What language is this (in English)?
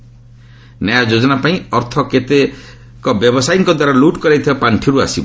Odia